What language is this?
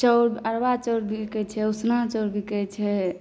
Maithili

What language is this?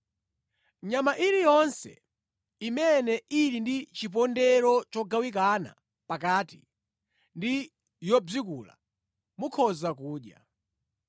Nyanja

